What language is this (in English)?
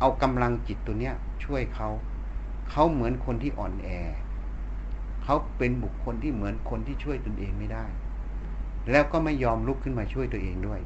Thai